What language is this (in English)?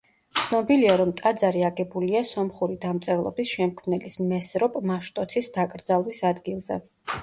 Georgian